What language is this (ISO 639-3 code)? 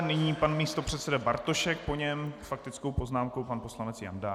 ces